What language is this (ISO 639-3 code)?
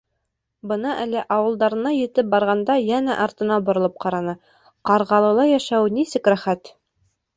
bak